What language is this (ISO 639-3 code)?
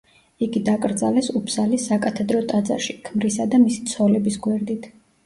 kat